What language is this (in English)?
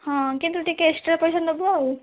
Odia